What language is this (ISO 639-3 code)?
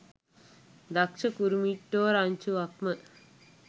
sin